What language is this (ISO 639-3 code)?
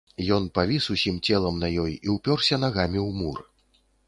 bel